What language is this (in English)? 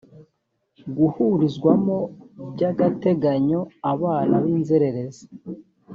Kinyarwanda